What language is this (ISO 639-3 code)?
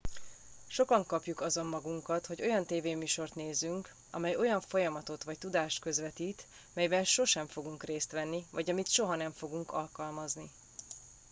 hun